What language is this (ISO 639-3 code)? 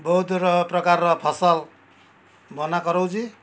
ori